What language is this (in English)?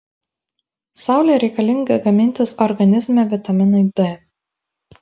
Lithuanian